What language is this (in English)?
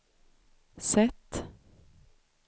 Swedish